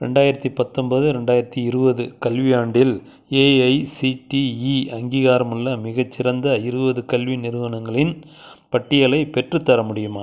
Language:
Tamil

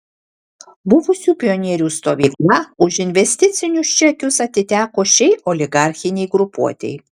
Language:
Lithuanian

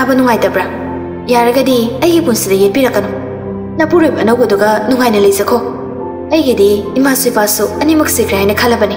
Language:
Thai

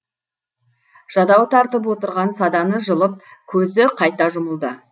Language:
Kazakh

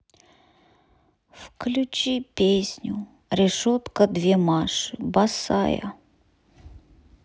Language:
Russian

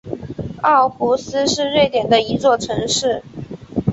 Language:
Chinese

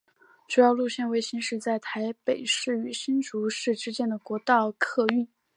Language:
Chinese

